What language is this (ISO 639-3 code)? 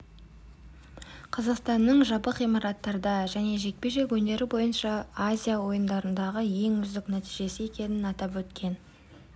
kaz